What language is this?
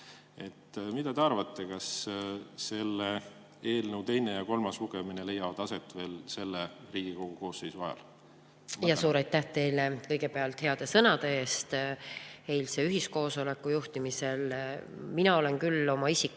Estonian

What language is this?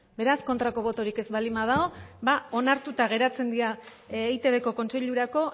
Basque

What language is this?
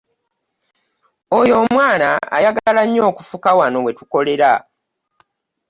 Ganda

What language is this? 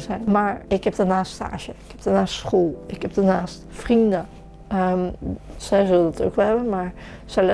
Dutch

